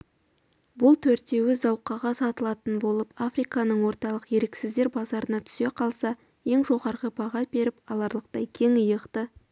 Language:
Kazakh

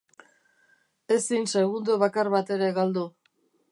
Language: Basque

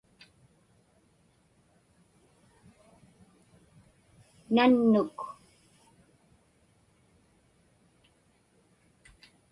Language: Inupiaq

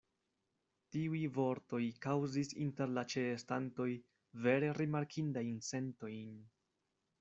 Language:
Esperanto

